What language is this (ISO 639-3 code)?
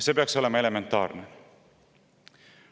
est